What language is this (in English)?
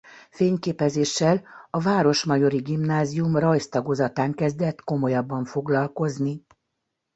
Hungarian